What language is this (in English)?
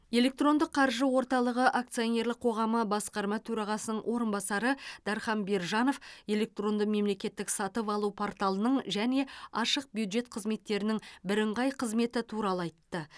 Kazakh